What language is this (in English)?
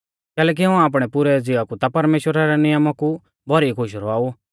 Mahasu Pahari